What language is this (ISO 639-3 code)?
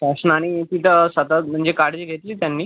mar